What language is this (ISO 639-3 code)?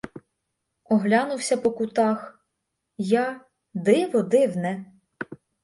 ukr